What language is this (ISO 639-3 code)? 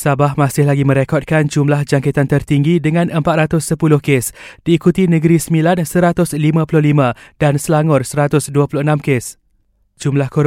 msa